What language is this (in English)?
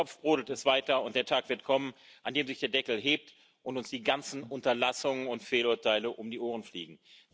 German